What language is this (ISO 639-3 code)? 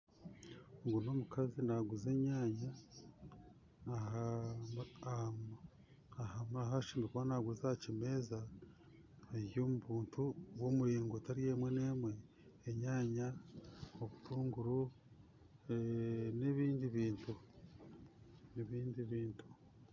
nyn